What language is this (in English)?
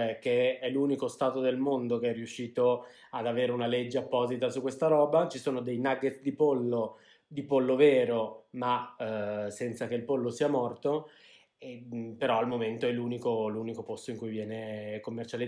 Italian